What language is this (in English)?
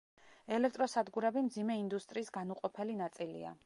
Georgian